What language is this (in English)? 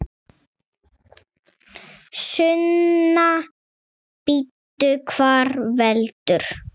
Icelandic